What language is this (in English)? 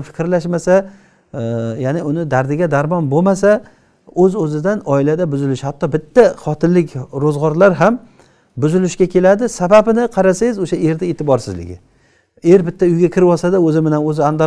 Turkish